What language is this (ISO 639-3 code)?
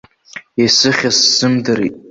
abk